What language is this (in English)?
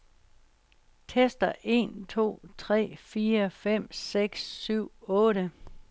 Danish